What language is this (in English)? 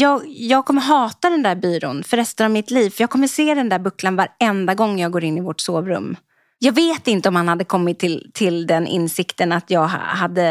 Swedish